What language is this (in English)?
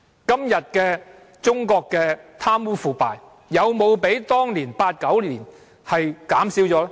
Cantonese